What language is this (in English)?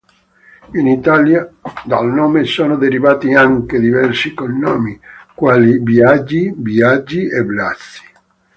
Italian